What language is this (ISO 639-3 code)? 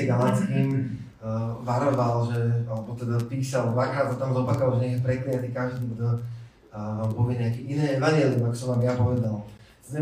slk